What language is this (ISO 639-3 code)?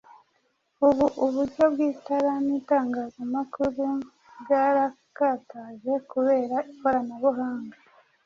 kin